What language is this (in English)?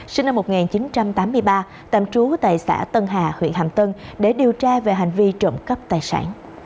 Vietnamese